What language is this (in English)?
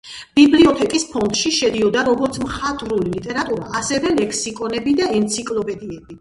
Georgian